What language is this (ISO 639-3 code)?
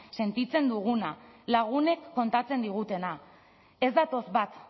eus